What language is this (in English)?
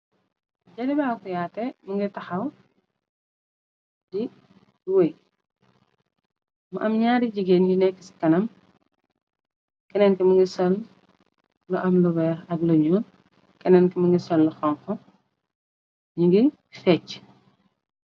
Wolof